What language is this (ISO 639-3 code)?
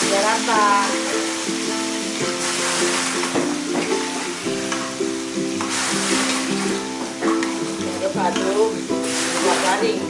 ind